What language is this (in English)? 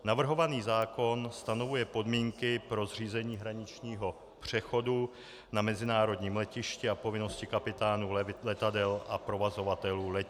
Czech